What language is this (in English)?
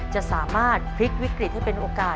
Thai